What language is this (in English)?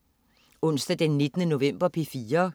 Danish